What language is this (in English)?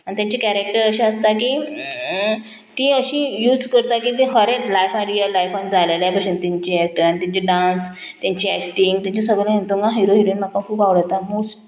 Konkani